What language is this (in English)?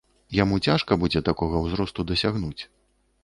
Belarusian